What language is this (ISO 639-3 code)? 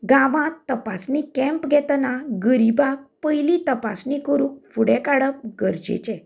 kok